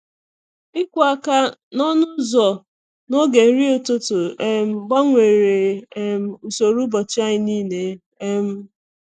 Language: Igbo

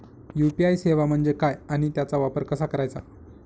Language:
Marathi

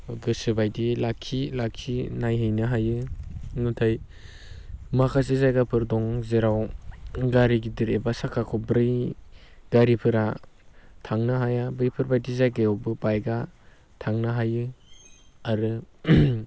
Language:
Bodo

